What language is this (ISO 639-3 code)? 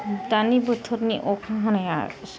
brx